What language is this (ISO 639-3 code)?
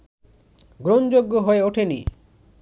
ben